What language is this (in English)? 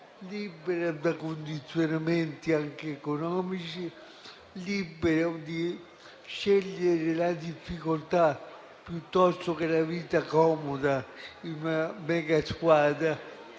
Italian